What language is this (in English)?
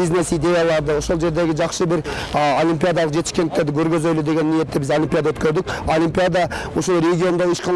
Turkish